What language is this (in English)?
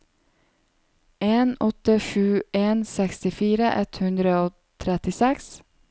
Norwegian